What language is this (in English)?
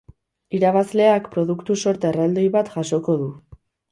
Basque